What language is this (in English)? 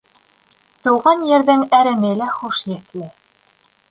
Bashkir